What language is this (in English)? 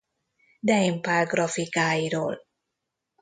Hungarian